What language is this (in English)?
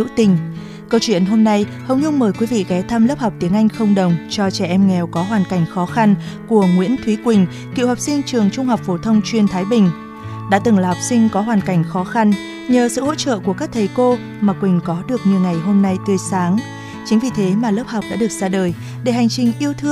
Vietnamese